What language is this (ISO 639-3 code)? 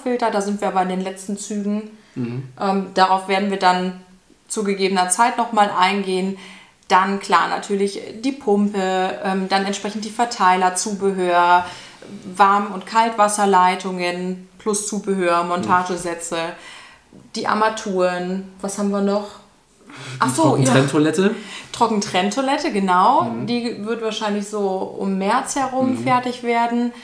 deu